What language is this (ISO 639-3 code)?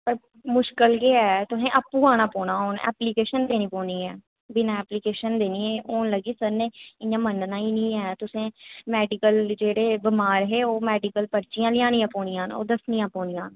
doi